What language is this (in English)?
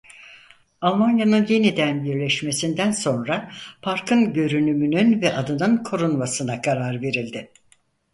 Turkish